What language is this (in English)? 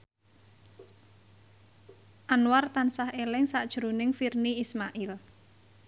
Javanese